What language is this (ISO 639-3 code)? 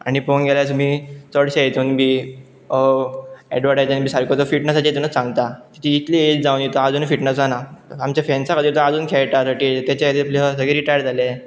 kok